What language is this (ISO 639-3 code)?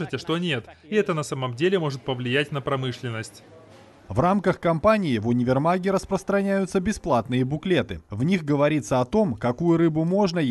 rus